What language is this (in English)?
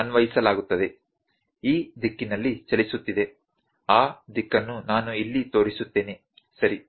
Kannada